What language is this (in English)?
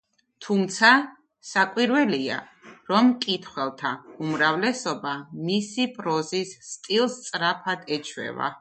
Georgian